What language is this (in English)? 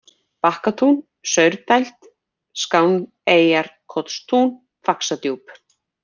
Icelandic